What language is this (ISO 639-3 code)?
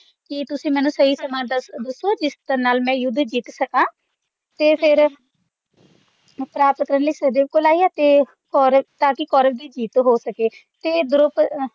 pan